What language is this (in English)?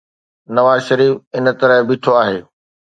Sindhi